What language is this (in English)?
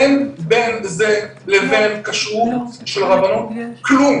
Hebrew